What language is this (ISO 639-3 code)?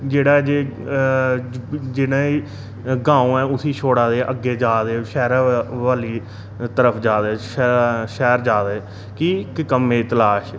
doi